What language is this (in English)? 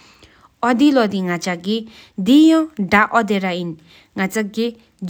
Sikkimese